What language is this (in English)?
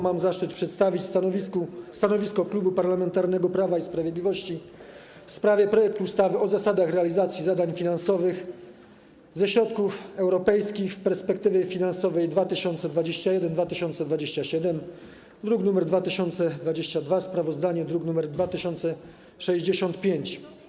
Polish